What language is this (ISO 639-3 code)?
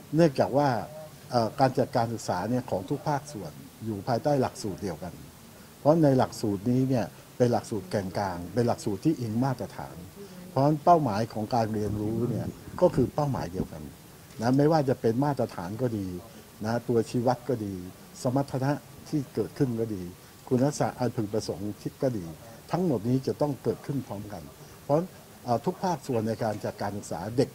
tha